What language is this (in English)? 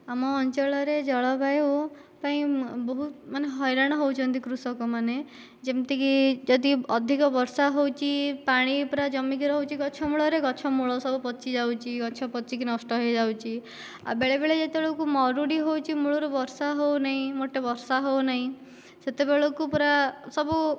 Odia